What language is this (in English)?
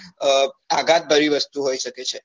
Gujarati